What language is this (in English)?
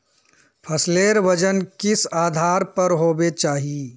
Magahi